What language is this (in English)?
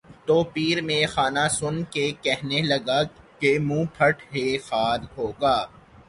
Urdu